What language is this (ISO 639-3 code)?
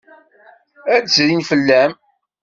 kab